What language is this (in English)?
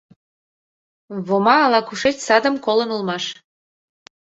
Mari